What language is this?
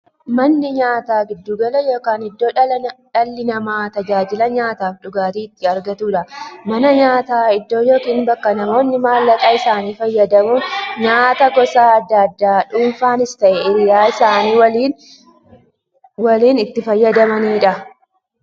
Oromo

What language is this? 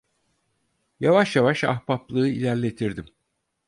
Turkish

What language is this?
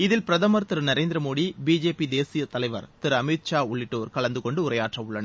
Tamil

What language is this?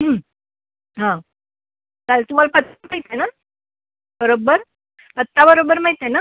Marathi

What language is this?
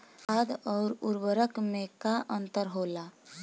Bhojpuri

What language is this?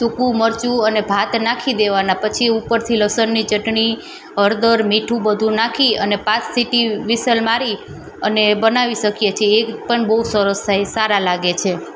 Gujarati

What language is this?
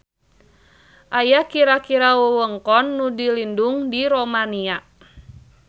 Sundanese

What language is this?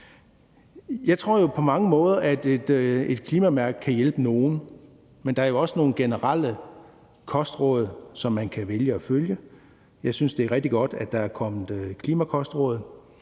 Danish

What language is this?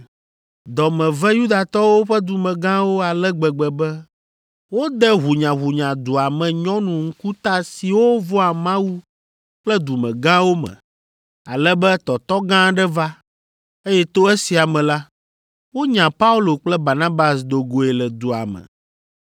Ewe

